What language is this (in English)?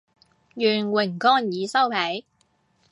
Cantonese